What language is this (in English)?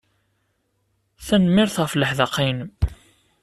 Kabyle